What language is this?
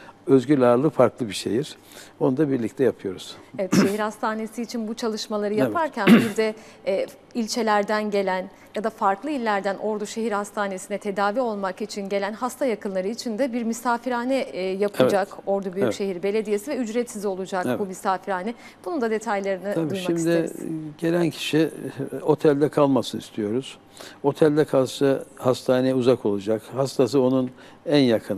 Turkish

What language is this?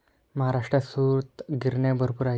Marathi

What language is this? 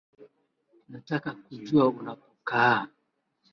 Swahili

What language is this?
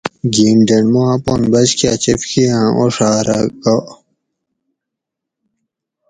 Gawri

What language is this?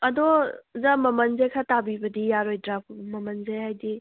Manipuri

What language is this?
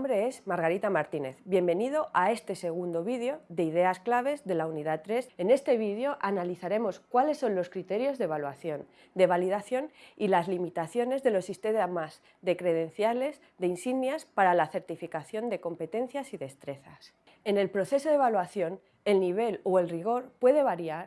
Spanish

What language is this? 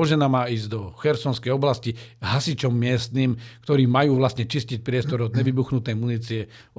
Slovak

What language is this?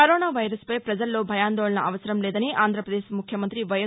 Telugu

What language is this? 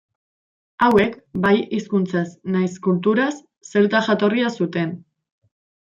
Basque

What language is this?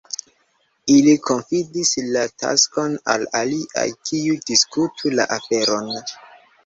Esperanto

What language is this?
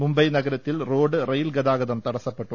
Malayalam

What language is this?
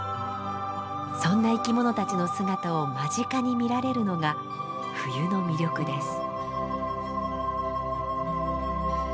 Japanese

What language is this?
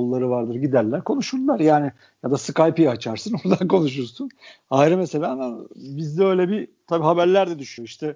Turkish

